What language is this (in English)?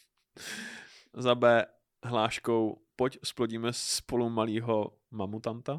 Czech